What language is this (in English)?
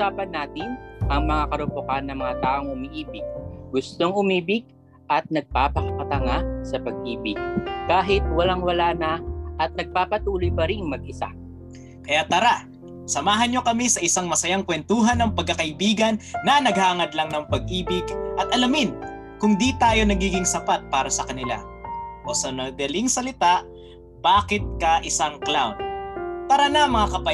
Filipino